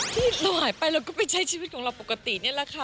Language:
Thai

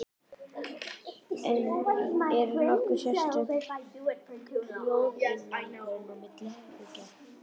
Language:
Icelandic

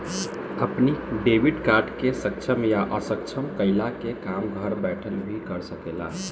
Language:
Bhojpuri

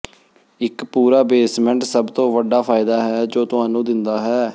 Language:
Punjabi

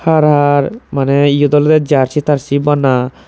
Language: Chakma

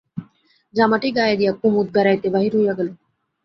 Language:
Bangla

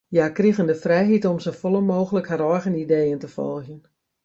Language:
Western Frisian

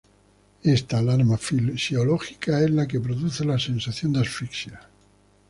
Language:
Spanish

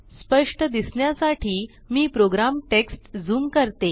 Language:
Marathi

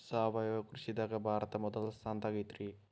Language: Kannada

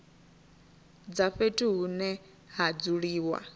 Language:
Venda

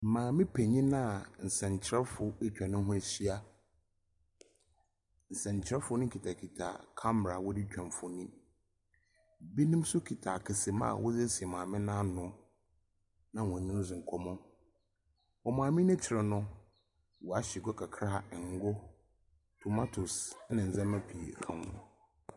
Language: Akan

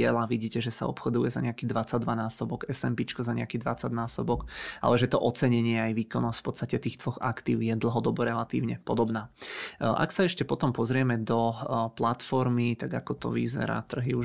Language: Czech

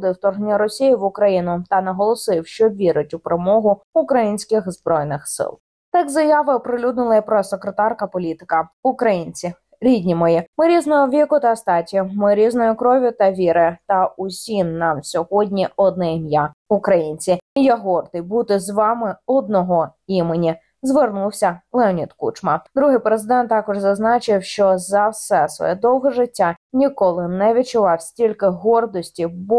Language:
Ukrainian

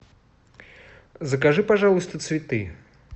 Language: Russian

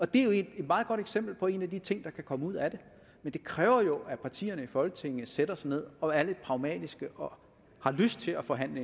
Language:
Danish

